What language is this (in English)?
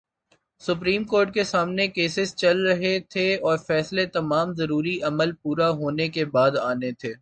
Urdu